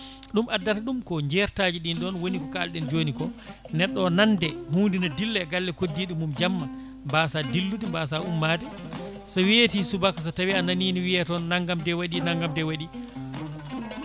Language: Fula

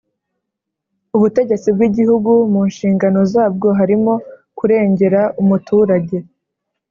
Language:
Kinyarwanda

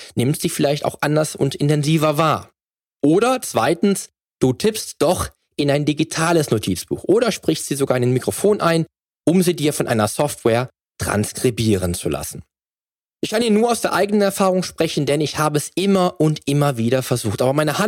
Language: German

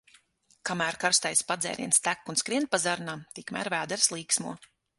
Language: Latvian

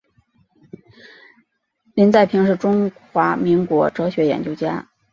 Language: Chinese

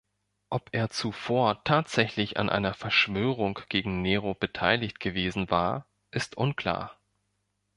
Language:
German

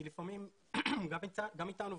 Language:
Hebrew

